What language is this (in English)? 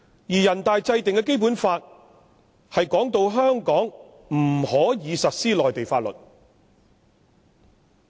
Cantonese